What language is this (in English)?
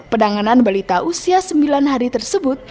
Indonesian